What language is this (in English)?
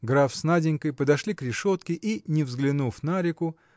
Russian